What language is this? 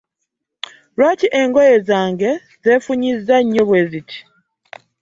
Ganda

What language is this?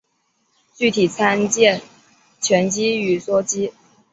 Chinese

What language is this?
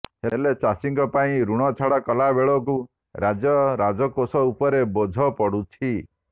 Odia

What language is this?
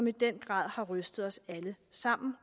Danish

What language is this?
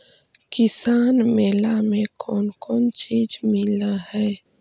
Magahi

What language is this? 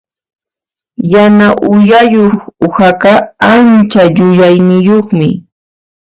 Puno Quechua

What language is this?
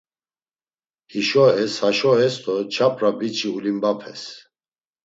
Laz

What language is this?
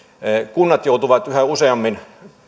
Finnish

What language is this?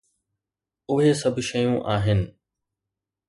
Sindhi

